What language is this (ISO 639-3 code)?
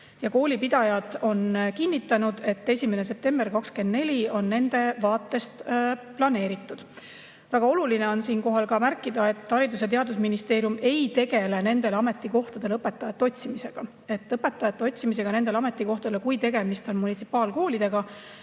est